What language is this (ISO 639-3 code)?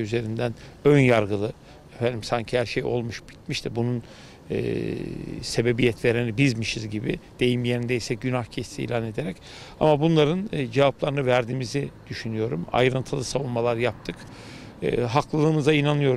tur